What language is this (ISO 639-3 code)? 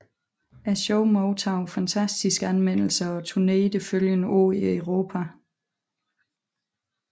dan